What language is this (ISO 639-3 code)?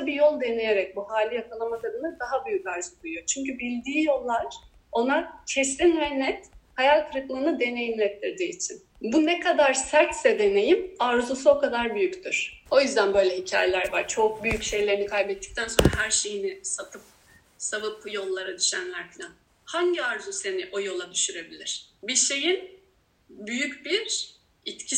tur